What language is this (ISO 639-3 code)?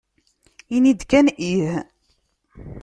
kab